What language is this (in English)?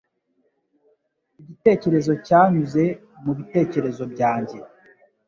Kinyarwanda